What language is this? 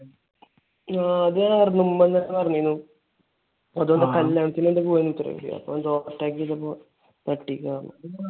Malayalam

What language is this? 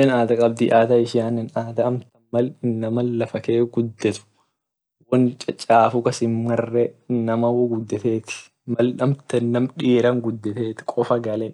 Orma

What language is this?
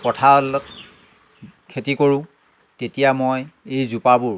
Assamese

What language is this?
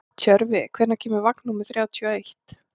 Icelandic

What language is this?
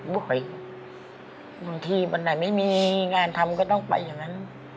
Thai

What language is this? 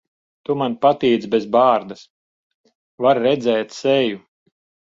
Latvian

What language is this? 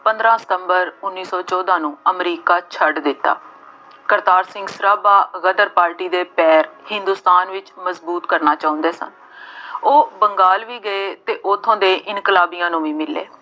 Punjabi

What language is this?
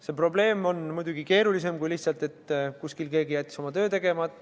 Estonian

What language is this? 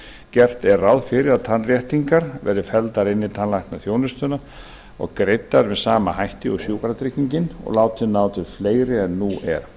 Icelandic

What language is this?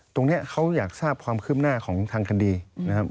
Thai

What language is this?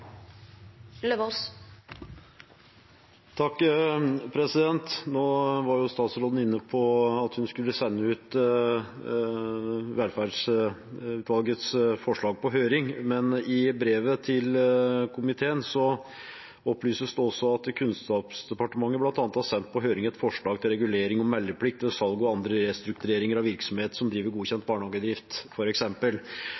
Norwegian Bokmål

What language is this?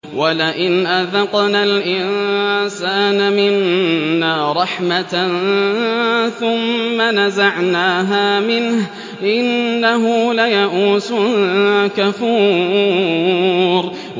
Arabic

